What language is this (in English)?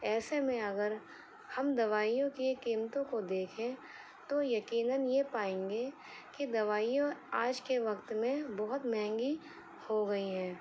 Urdu